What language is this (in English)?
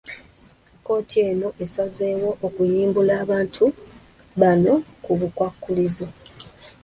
Ganda